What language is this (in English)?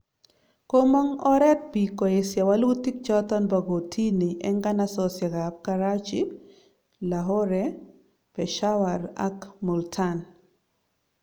Kalenjin